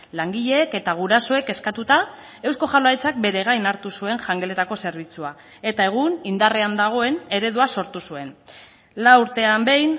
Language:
Basque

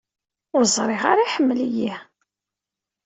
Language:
Kabyle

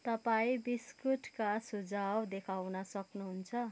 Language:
Nepali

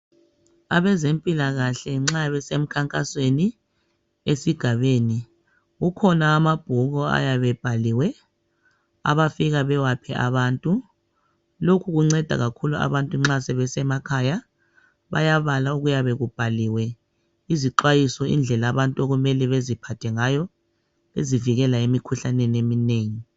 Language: North Ndebele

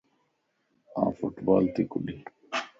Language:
Lasi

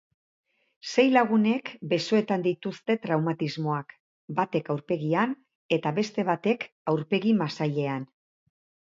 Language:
Basque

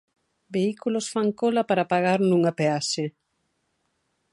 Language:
Galician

